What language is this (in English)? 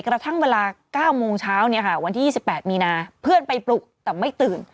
Thai